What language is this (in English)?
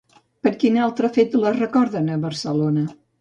Catalan